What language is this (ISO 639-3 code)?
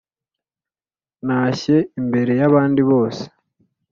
kin